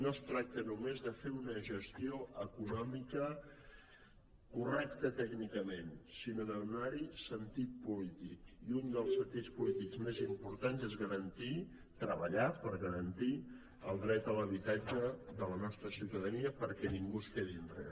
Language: Catalan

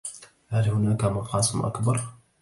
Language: Arabic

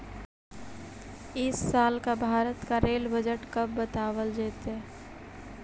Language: Magahi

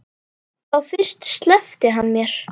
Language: Icelandic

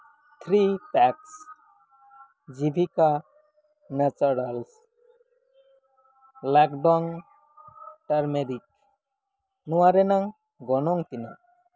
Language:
Santali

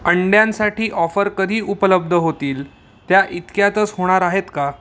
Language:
Marathi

